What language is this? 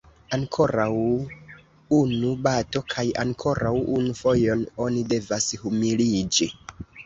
Esperanto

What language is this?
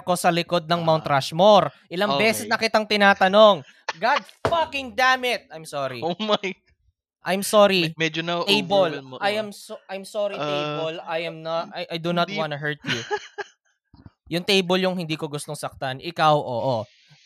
Filipino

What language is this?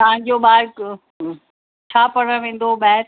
Sindhi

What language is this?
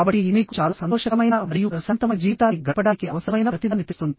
Telugu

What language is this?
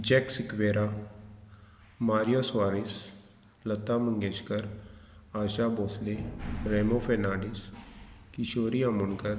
Konkani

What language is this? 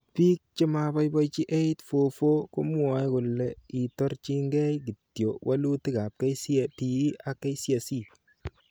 Kalenjin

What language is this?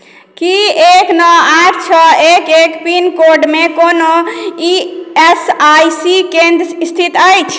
Maithili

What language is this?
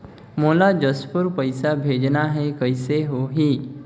Chhattisgarhi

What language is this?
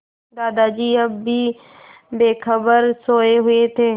Hindi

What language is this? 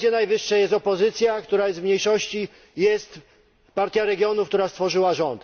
Polish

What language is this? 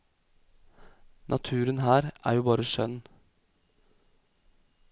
Norwegian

